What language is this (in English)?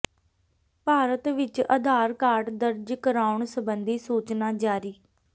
Punjabi